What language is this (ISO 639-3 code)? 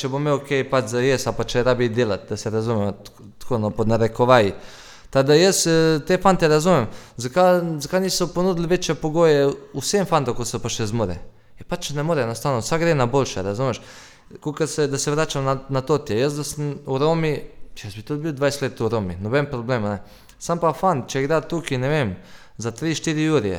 hrv